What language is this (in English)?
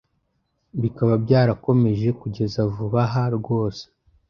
Kinyarwanda